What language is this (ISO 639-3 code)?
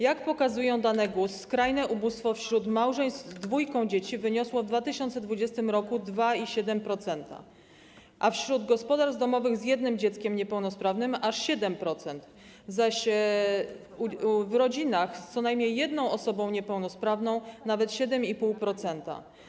pol